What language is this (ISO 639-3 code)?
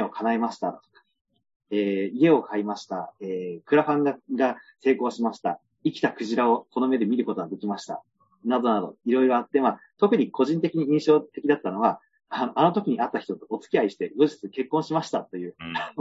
jpn